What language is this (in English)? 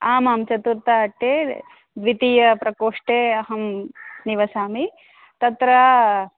Sanskrit